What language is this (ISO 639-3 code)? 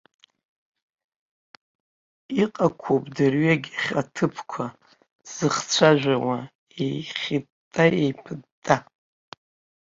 abk